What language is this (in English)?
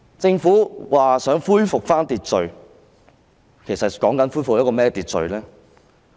Cantonese